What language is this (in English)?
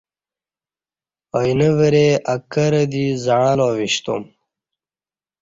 Kati